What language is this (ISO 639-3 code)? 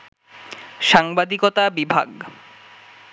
ben